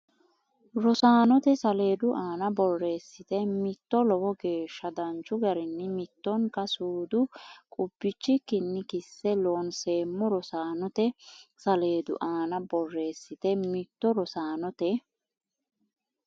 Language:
Sidamo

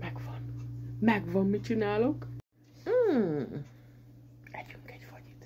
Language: Hungarian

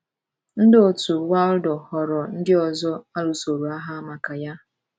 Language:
Igbo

